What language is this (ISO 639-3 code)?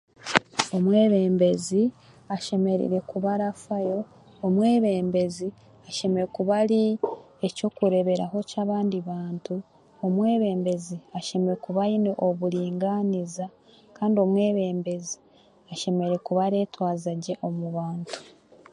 cgg